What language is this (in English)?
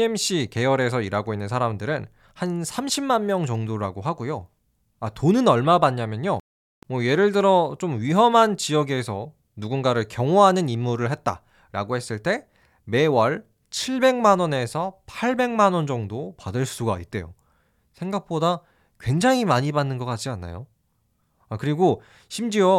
Korean